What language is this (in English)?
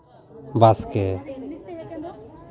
Santali